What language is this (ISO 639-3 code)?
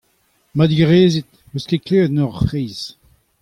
bre